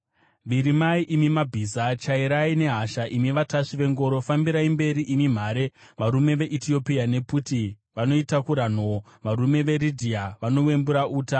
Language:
Shona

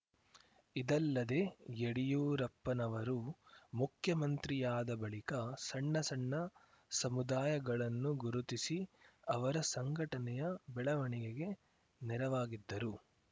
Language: Kannada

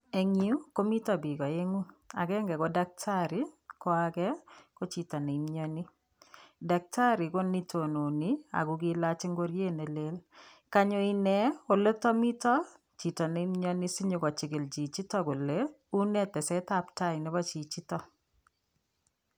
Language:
Kalenjin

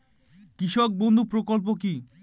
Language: Bangla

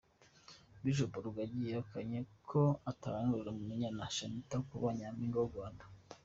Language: Kinyarwanda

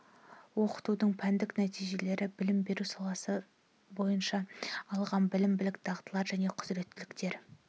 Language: Kazakh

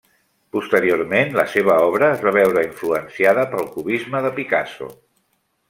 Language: Catalan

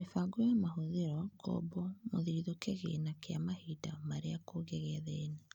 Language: Kikuyu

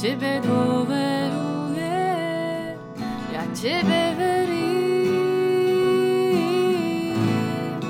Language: Slovak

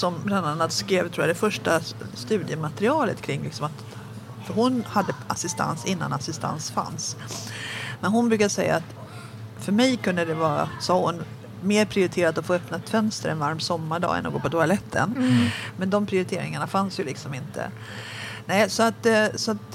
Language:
Swedish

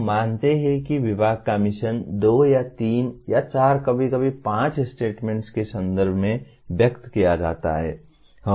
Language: Hindi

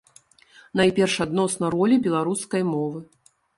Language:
Belarusian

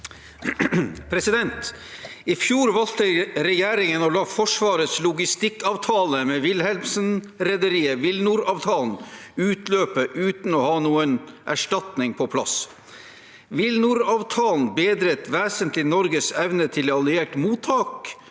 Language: Norwegian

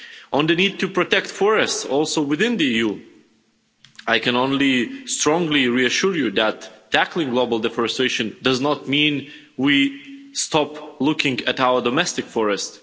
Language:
English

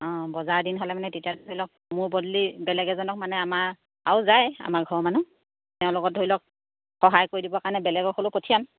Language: Assamese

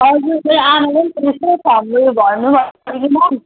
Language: Nepali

